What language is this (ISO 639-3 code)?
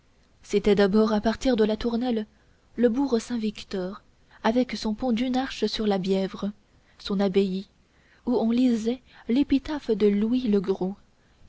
fra